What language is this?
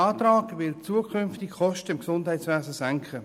Swiss German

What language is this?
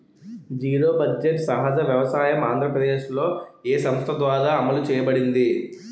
Telugu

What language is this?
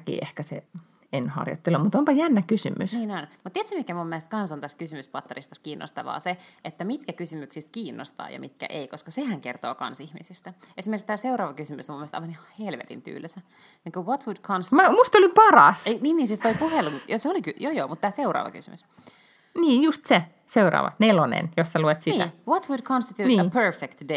Finnish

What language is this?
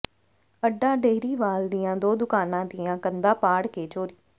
Punjabi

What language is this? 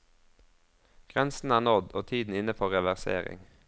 Norwegian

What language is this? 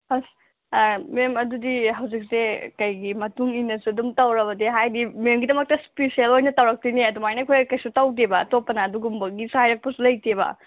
Manipuri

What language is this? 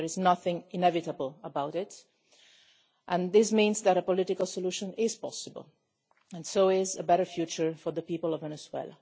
English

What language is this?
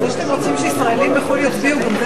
Hebrew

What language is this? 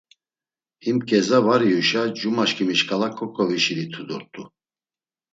Laz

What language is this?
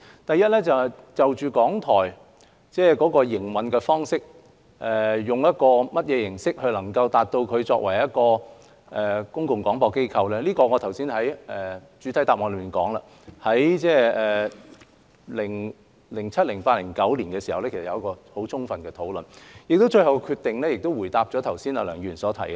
Cantonese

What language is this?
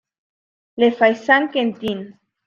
Spanish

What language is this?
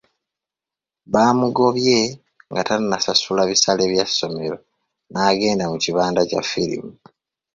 Ganda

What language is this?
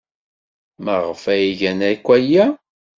Kabyle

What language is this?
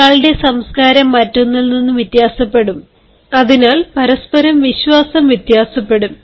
Malayalam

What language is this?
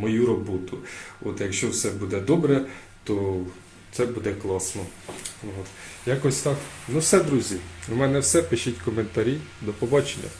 Ukrainian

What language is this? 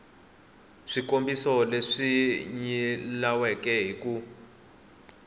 Tsonga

